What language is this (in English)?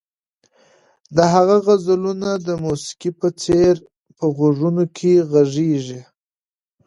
Pashto